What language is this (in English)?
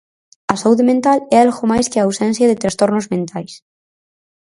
Galician